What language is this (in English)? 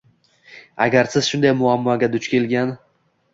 Uzbek